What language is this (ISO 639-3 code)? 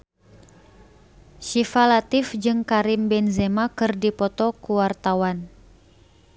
sun